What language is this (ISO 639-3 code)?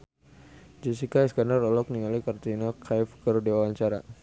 sun